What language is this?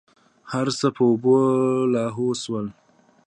Pashto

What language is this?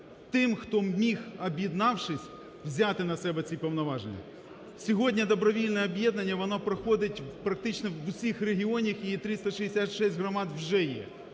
Ukrainian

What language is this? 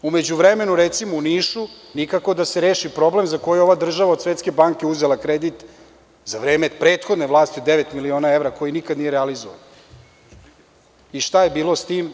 Serbian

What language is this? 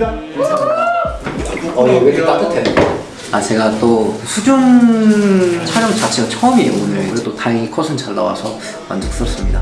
Korean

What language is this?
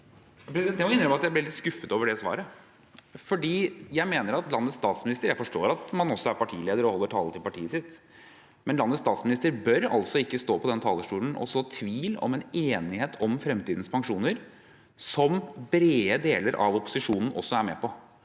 Norwegian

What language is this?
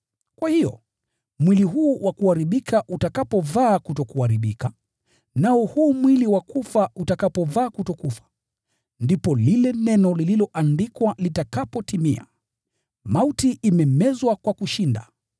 Swahili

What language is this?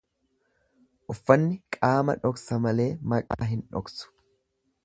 Oromo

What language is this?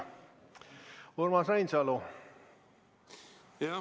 Estonian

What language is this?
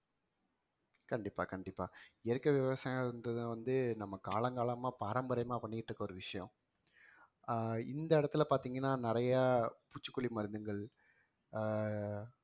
Tamil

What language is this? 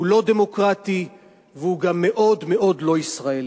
Hebrew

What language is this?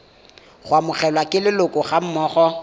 Tswana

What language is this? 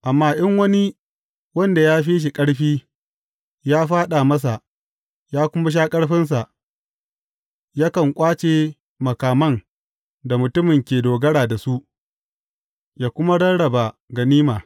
Hausa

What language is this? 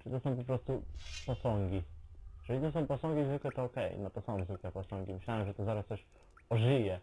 Polish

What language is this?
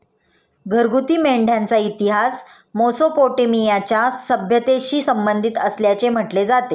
Marathi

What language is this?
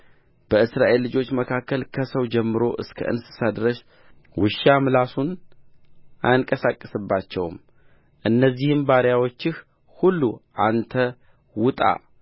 Amharic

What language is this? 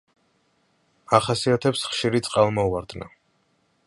Georgian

